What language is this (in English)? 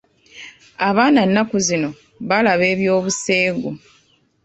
Ganda